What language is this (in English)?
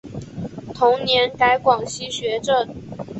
Chinese